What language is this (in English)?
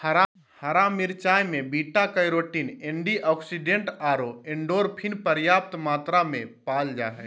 Magahi